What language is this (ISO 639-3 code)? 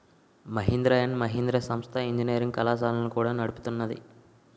tel